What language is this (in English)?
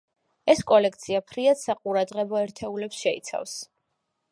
Georgian